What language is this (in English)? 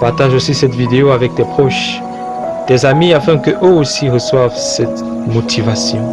French